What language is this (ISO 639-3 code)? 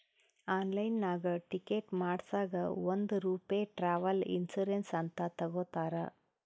kan